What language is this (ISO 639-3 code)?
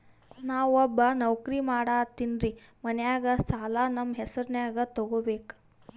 kan